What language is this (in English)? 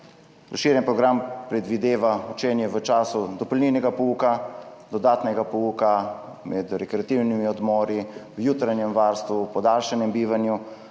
Slovenian